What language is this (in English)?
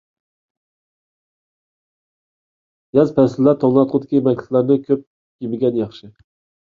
Uyghur